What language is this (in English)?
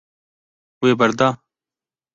Kurdish